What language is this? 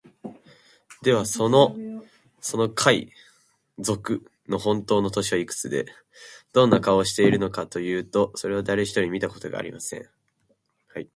Japanese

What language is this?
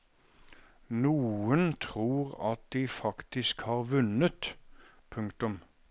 Norwegian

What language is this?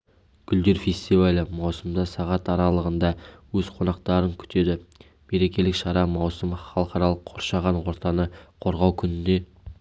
Kazakh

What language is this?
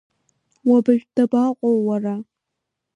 Abkhazian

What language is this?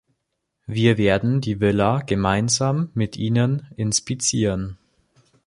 German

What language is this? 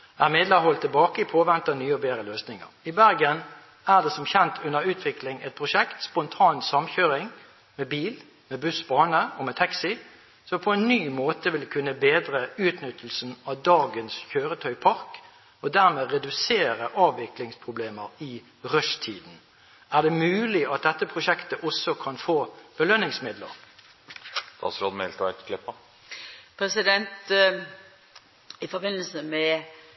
Norwegian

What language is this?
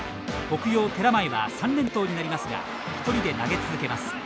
Japanese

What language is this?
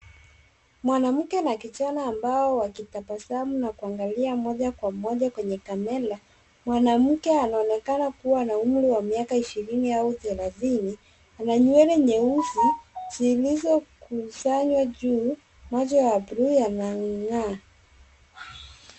Swahili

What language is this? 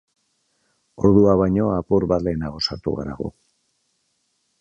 Basque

